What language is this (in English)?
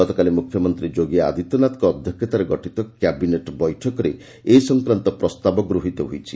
Odia